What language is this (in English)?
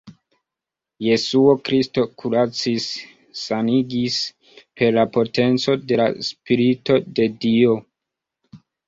Esperanto